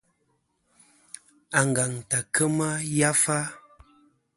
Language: Kom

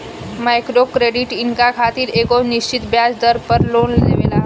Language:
Bhojpuri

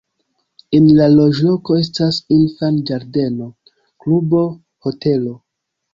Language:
Esperanto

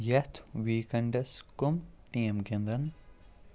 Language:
Kashmiri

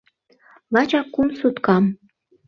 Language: Mari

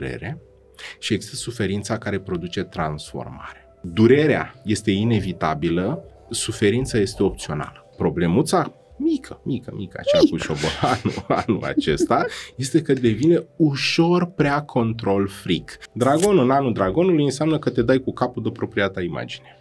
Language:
Romanian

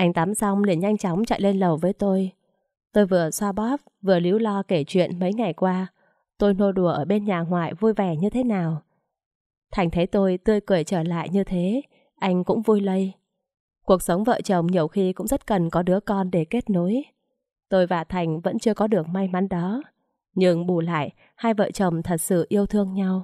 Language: Vietnamese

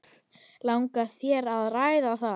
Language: Icelandic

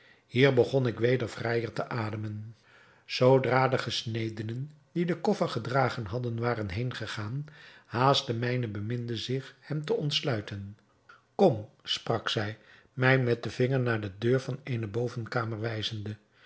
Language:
Dutch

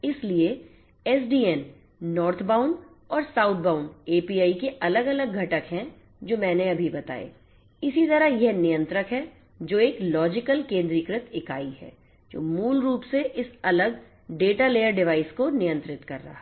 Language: Hindi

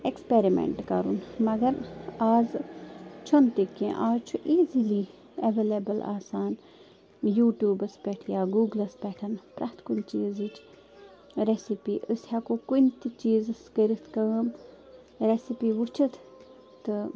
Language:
Kashmiri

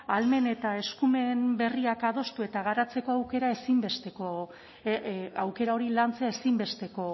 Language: Basque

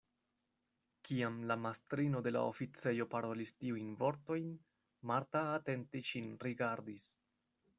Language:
Esperanto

